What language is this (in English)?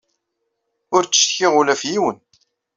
Kabyle